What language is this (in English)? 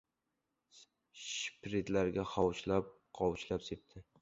Uzbek